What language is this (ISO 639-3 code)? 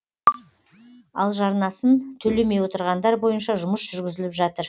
kaz